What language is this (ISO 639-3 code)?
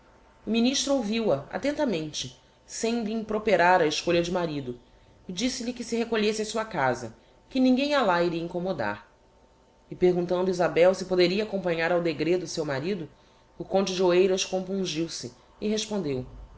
por